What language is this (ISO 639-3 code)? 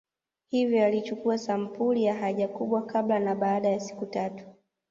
swa